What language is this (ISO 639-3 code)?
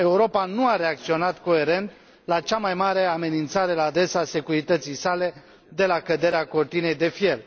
ron